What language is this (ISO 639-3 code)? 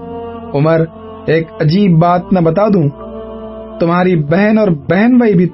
urd